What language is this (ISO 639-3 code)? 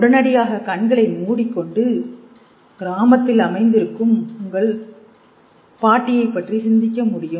tam